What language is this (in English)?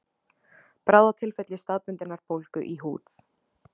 Icelandic